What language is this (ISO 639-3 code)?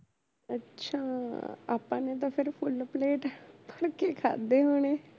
pan